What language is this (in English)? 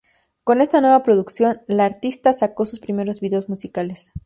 Spanish